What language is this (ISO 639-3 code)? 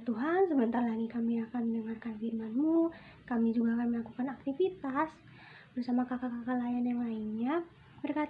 ind